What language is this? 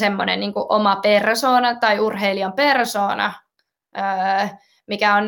Finnish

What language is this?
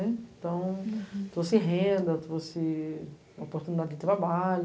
Portuguese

